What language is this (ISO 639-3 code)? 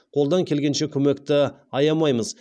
kaz